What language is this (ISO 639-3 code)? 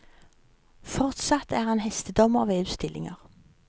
nor